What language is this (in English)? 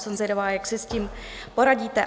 Czech